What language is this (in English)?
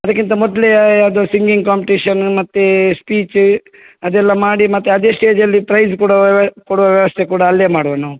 Kannada